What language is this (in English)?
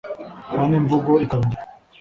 Kinyarwanda